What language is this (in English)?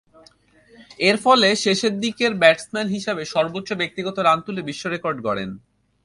Bangla